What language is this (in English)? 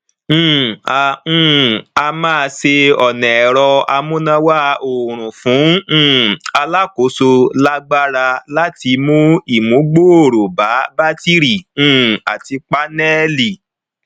Yoruba